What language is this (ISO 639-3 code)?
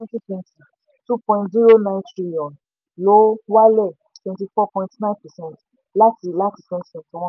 yor